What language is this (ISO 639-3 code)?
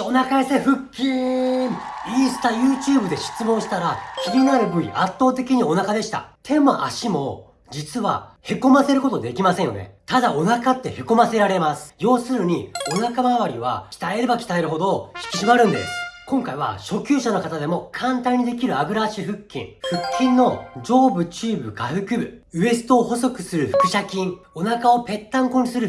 jpn